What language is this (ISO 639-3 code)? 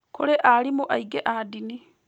kik